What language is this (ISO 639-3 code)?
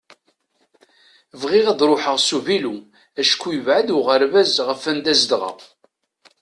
kab